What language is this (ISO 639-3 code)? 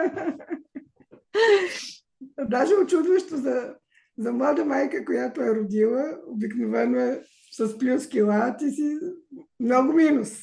bul